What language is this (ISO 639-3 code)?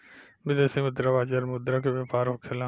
bho